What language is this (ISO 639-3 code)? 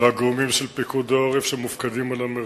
heb